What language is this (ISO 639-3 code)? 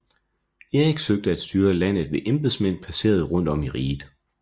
dan